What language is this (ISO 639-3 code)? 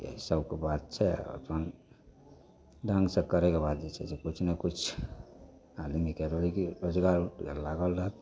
mai